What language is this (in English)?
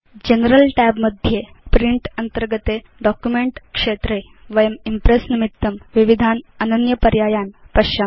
Sanskrit